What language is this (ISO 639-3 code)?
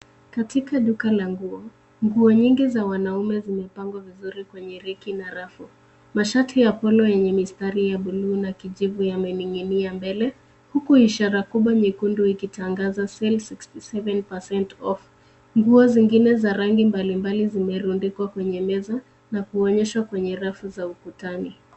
swa